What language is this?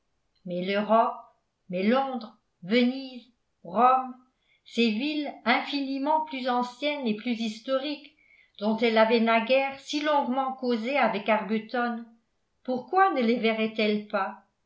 French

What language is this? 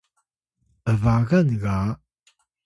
Atayal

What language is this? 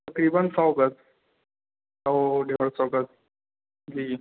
Urdu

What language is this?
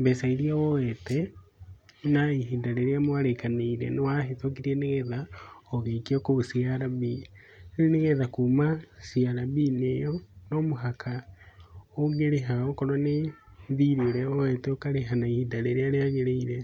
Kikuyu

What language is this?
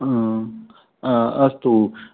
Sanskrit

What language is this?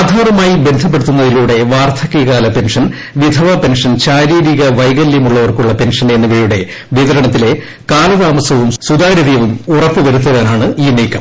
Malayalam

